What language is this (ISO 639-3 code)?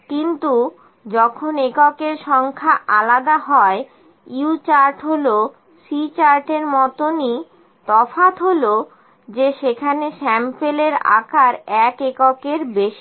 ben